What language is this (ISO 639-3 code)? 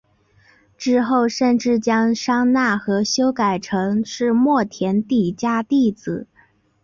zho